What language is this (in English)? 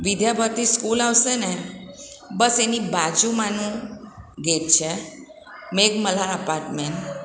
Gujarati